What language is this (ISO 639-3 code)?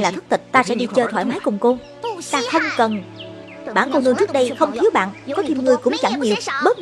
vie